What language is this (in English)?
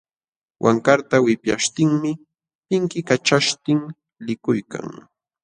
Jauja Wanca Quechua